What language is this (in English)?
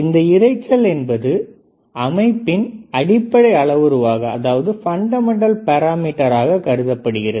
Tamil